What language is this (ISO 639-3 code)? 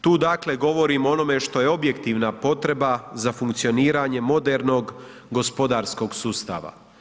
hrv